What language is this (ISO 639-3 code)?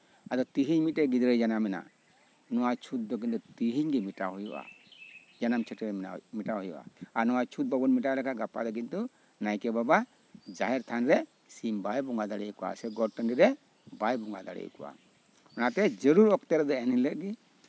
sat